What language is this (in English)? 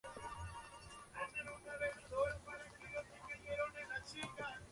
Spanish